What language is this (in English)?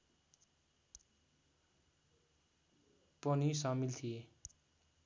Nepali